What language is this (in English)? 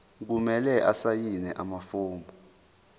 Zulu